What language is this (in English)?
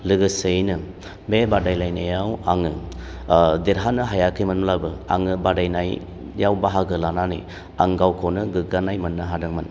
Bodo